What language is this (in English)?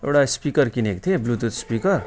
Nepali